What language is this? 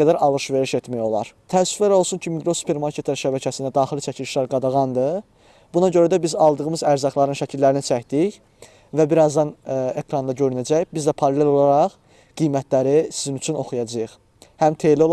Turkish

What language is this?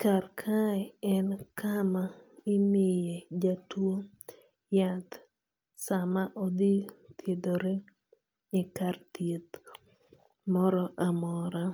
Luo (Kenya and Tanzania)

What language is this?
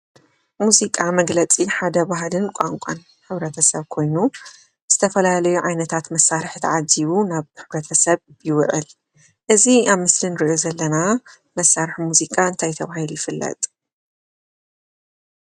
Tigrinya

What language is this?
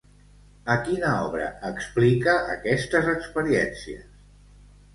Catalan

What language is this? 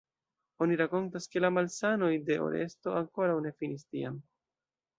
Esperanto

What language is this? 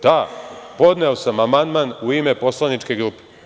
Serbian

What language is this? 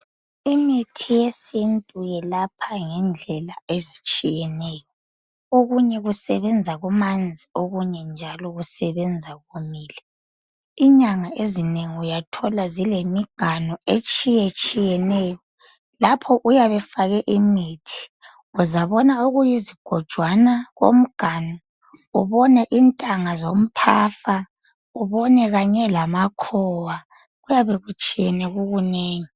North Ndebele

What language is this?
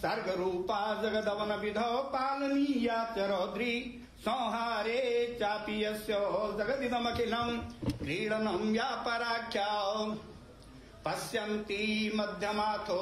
Indonesian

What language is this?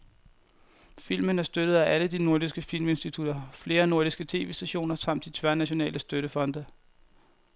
Danish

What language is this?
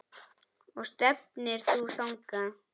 Icelandic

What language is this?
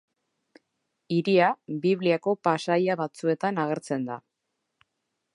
Basque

